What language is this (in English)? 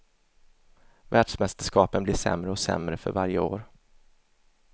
Swedish